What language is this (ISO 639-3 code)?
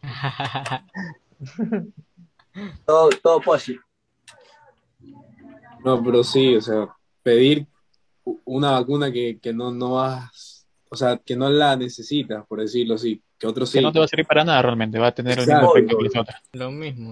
spa